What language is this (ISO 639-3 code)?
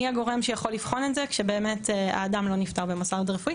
heb